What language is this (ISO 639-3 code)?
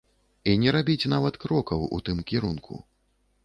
bel